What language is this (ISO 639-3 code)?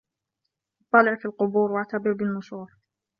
ara